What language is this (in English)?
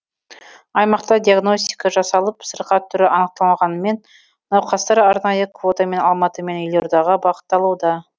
Kazakh